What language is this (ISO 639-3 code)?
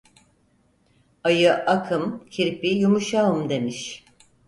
tur